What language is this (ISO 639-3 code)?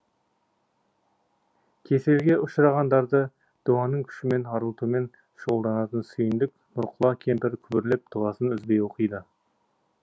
kaz